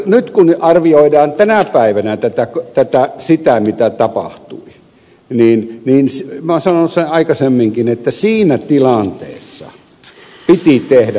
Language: Finnish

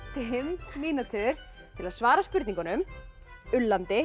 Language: Icelandic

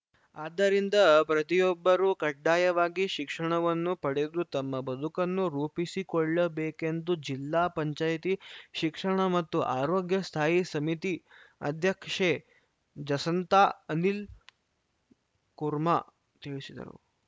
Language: Kannada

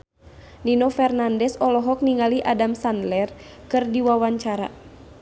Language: Sundanese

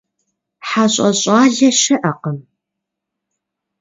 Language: Kabardian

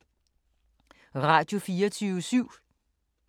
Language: Danish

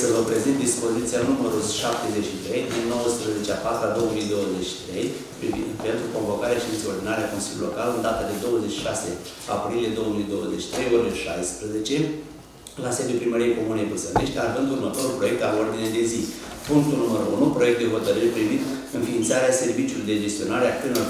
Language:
Romanian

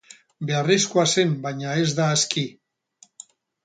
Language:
Basque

